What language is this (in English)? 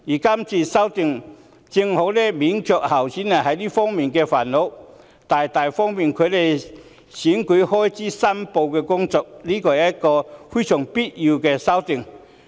Cantonese